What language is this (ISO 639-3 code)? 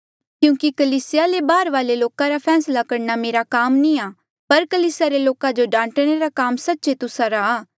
mjl